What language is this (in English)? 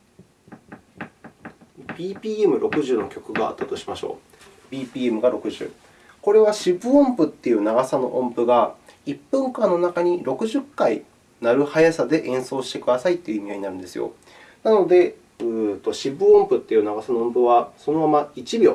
Japanese